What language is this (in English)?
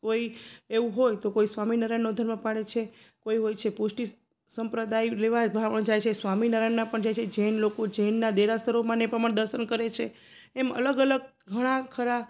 Gujarati